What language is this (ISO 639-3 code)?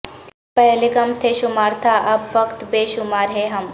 urd